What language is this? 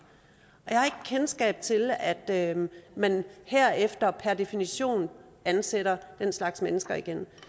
Danish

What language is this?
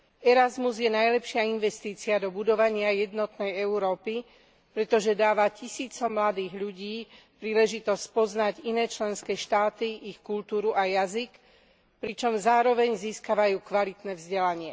Slovak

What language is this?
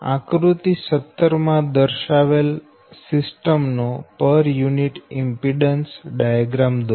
Gujarati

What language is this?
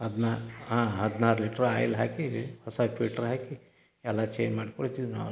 Kannada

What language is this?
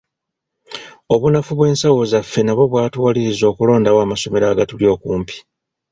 Ganda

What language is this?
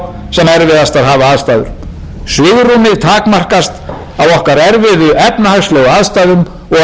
Icelandic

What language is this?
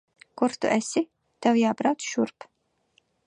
Latvian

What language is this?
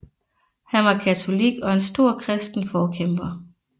Danish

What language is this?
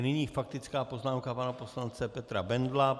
Czech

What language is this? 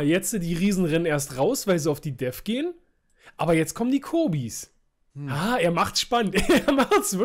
German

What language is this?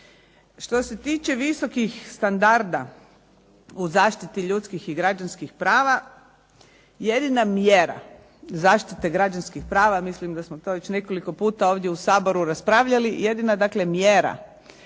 Croatian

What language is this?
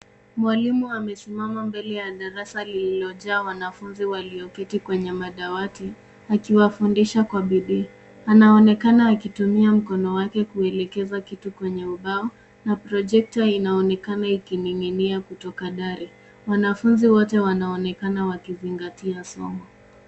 Swahili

